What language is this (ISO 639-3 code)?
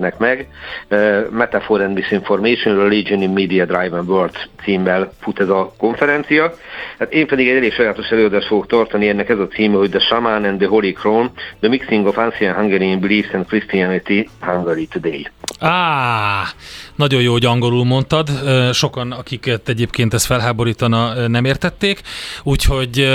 hun